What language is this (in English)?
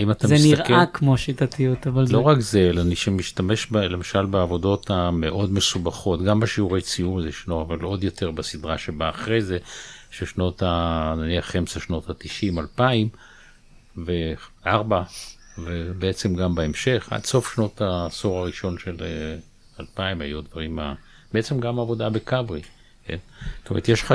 Hebrew